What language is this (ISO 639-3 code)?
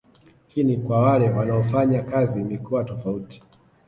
swa